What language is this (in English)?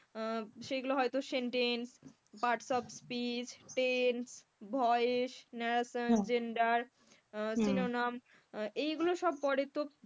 Bangla